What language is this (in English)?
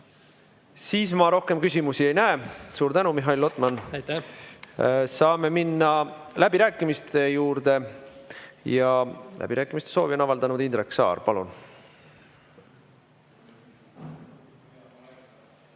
Estonian